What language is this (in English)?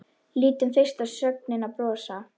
Icelandic